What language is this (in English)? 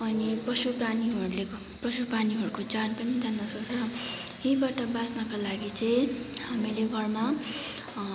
Nepali